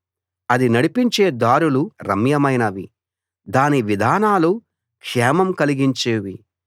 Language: Telugu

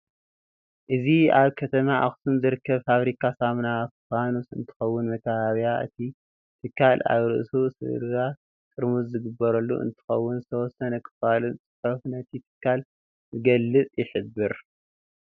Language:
Tigrinya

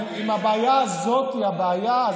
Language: Hebrew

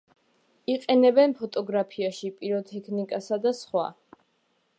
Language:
Georgian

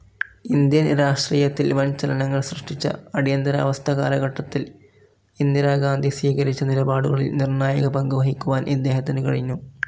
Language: Malayalam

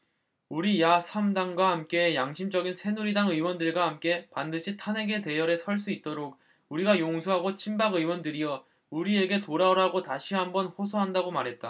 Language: Korean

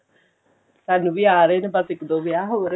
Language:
Punjabi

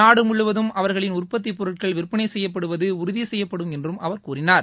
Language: Tamil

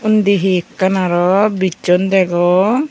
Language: Chakma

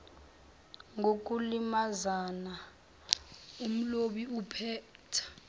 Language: Zulu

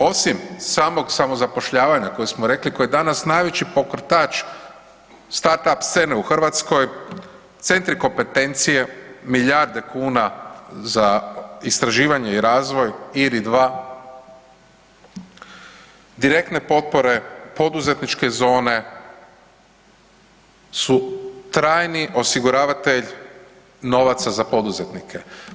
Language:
Croatian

